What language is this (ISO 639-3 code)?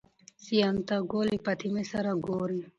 pus